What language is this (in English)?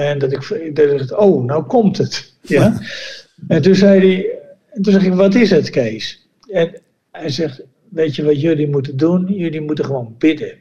Dutch